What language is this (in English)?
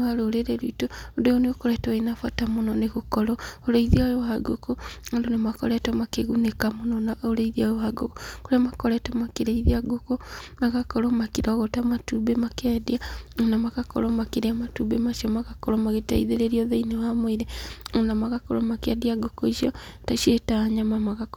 Kikuyu